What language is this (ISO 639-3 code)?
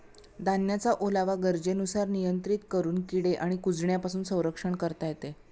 mar